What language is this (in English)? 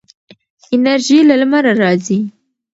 Pashto